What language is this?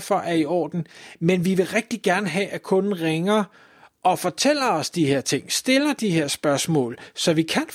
Danish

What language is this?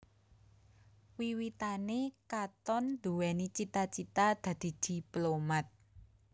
Javanese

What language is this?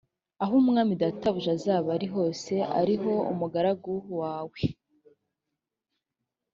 Kinyarwanda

